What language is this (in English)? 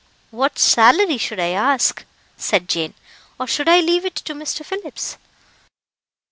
English